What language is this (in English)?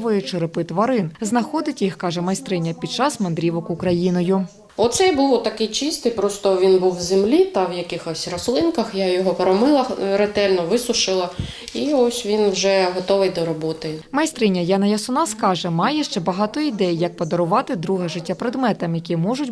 Ukrainian